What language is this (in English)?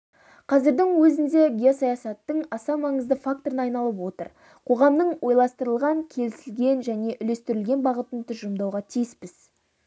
Kazakh